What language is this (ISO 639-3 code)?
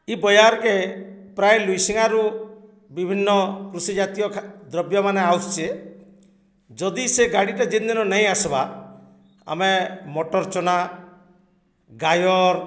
ori